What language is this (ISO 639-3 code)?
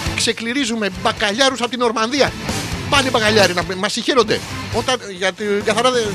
ell